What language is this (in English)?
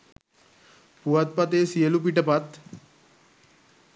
Sinhala